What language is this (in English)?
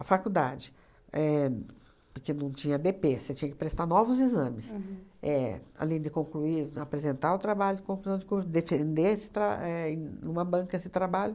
Portuguese